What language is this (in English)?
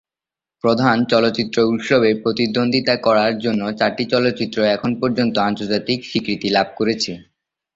Bangla